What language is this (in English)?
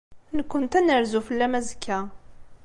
Kabyle